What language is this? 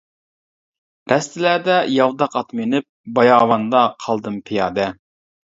Uyghur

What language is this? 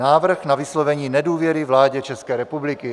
Czech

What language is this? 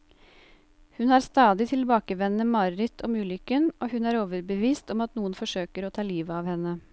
Norwegian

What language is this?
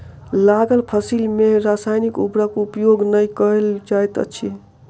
Maithili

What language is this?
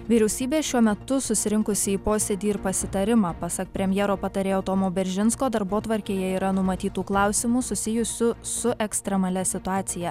Lithuanian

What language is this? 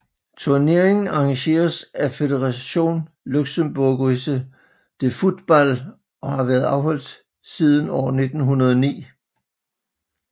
Danish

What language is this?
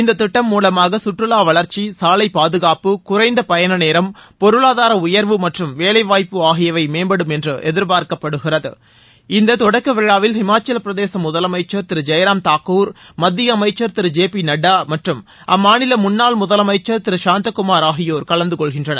Tamil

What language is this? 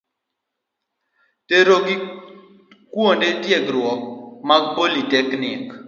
Luo (Kenya and Tanzania)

